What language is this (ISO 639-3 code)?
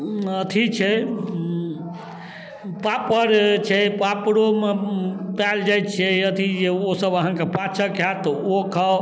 mai